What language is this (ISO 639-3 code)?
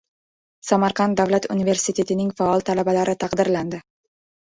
uzb